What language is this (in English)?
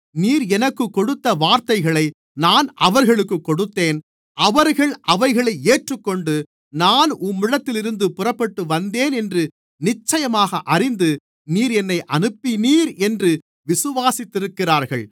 Tamil